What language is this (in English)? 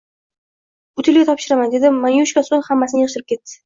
Uzbek